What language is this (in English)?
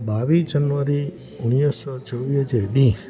Sindhi